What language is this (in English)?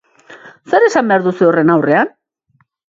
Basque